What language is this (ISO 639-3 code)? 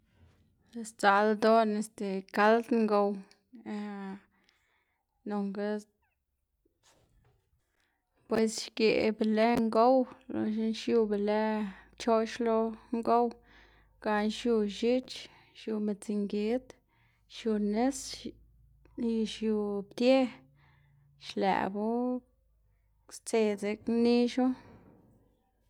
ztg